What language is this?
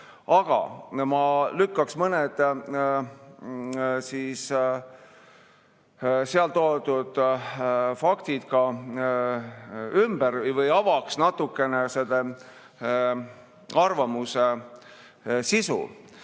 Estonian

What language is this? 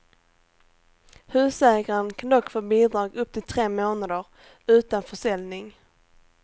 Swedish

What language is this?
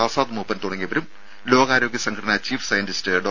Malayalam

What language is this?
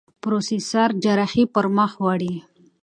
Pashto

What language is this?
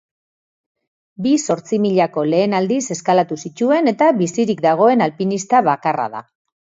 Basque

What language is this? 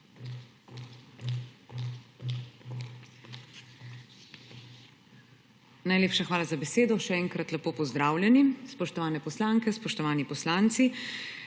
Slovenian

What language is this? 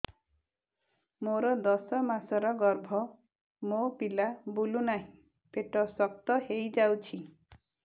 Odia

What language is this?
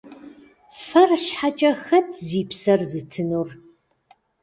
Kabardian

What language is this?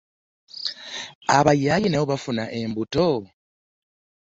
Ganda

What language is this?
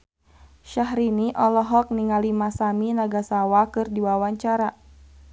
Sundanese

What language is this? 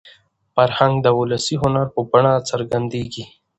Pashto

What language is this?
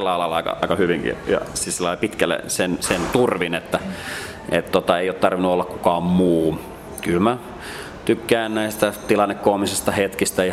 Finnish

